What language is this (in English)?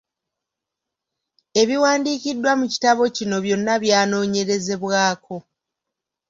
Ganda